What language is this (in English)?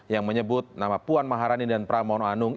Indonesian